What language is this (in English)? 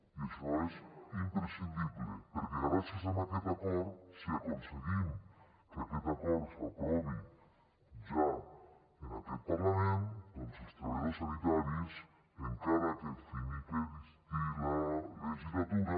Catalan